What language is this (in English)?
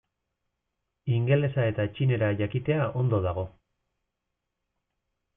Basque